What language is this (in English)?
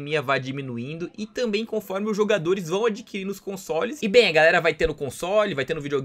Portuguese